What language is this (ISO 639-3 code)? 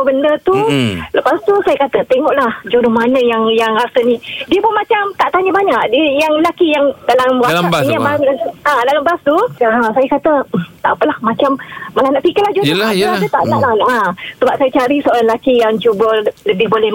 msa